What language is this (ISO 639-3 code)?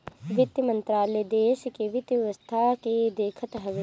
bho